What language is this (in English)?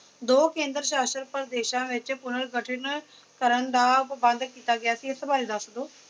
Punjabi